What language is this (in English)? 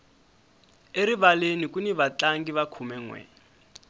Tsonga